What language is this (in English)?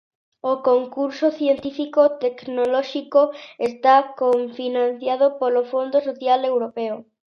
Galician